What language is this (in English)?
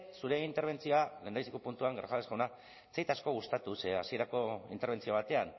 Basque